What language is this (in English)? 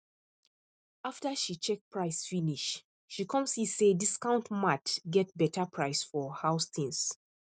Nigerian Pidgin